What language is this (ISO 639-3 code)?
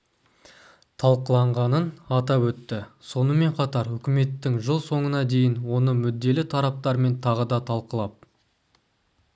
kaz